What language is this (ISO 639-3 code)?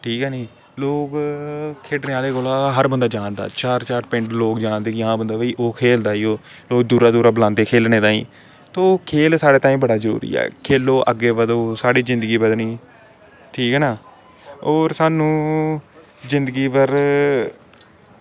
doi